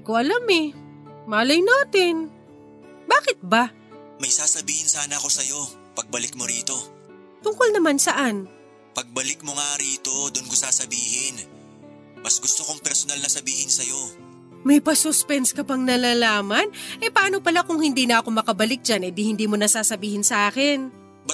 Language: Filipino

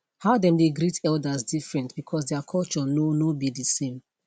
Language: Nigerian Pidgin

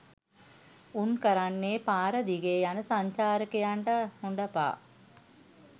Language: Sinhala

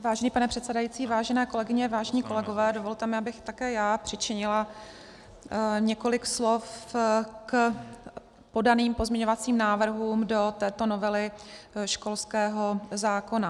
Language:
Czech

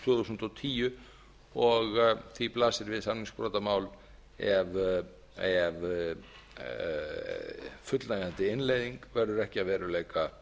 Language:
Icelandic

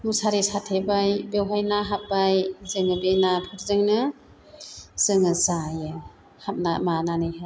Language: Bodo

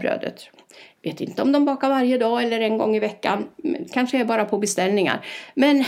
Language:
Swedish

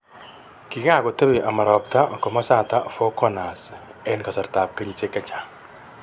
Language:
Kalenjin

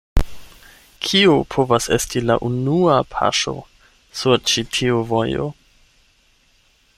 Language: Esperanto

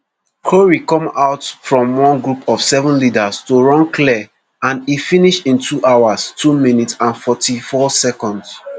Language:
Nigerian Pidgin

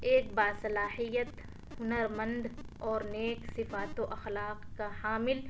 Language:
Urdu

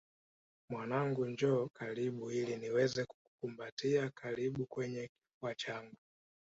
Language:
Swahili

